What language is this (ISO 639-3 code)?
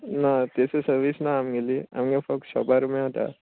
kok